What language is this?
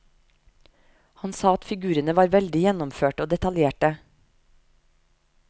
Norwegian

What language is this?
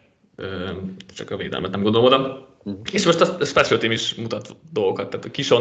Hungarian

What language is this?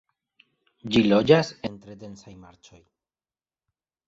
Esperanto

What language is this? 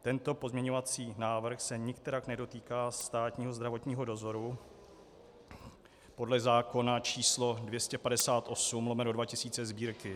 Czech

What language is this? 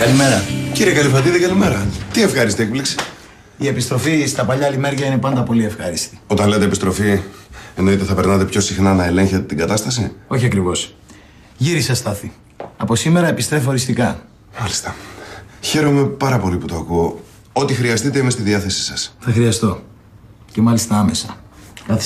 Greek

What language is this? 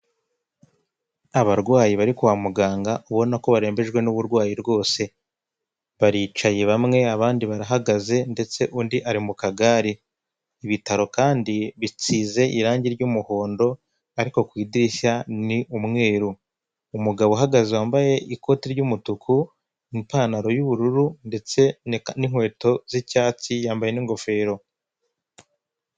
Kinyarwanda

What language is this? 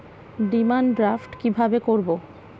Bangla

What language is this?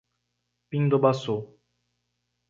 Portuguese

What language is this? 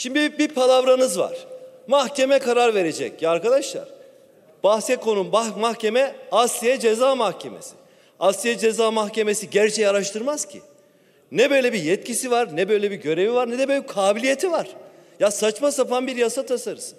Turkish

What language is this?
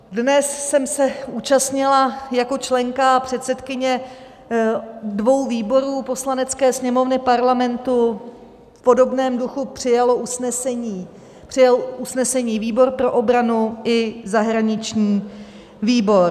Czech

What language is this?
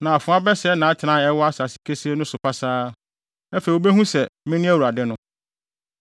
Akan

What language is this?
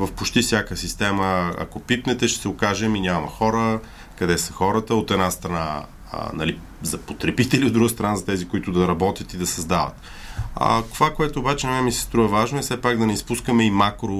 Bulgarian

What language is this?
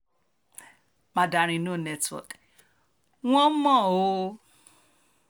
Yoruba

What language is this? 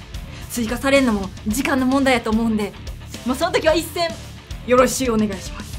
Japanese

